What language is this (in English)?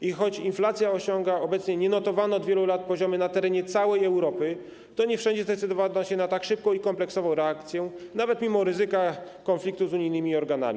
Polish